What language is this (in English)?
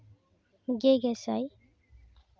Santali